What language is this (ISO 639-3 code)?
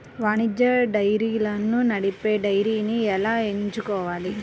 tel